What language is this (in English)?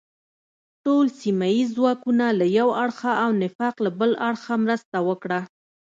Pashto